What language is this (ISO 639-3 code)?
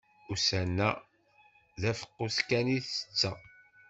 kab